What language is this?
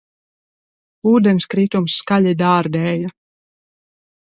Latvian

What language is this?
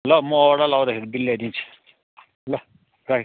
Nepali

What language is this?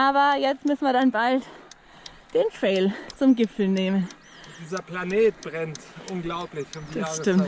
German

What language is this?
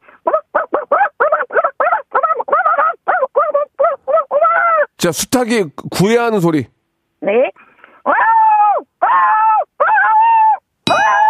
Korean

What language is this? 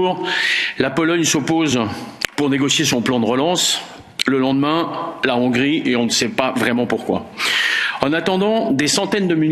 French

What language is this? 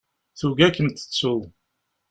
Kabyle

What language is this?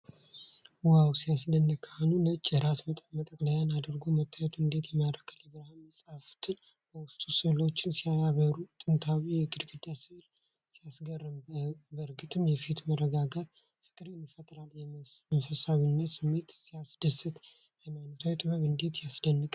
Amharic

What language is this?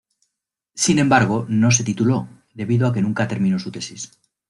Spanish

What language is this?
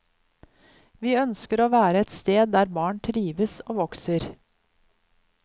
Norwegian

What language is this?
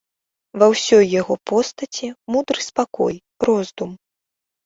Belarusian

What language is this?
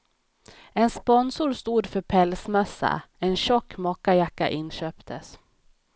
Swedish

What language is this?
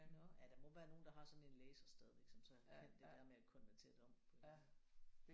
Danish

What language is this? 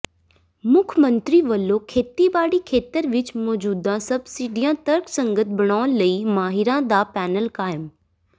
Punjabi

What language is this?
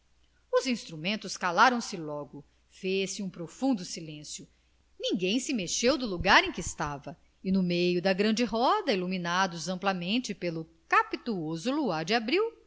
Portuguese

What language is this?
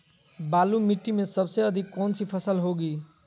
Magahi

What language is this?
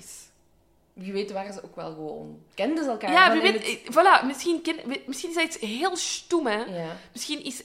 Dutch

